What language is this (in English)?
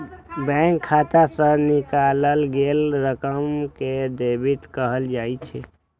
Maithili